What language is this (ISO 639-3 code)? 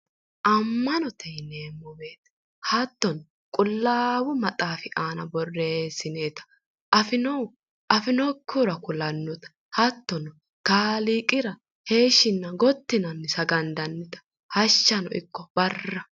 sid